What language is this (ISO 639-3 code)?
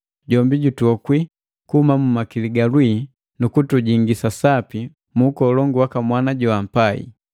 mgv